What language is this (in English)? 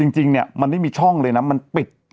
Thai